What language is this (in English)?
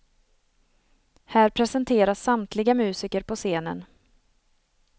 Swedish